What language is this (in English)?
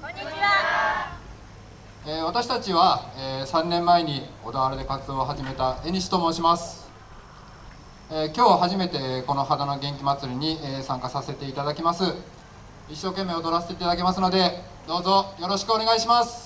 Japanese